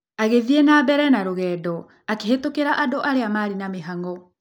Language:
Kikuyu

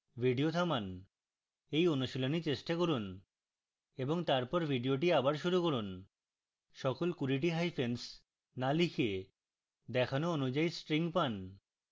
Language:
Bangla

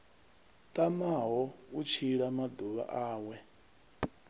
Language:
Venda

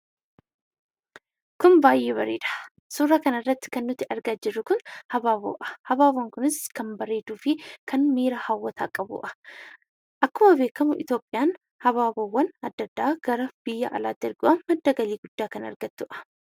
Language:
Oromo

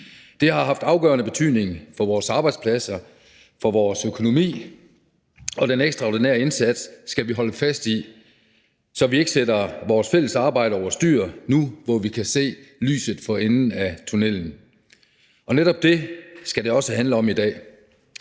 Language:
Danish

